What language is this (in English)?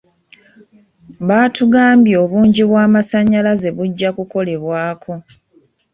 Ganda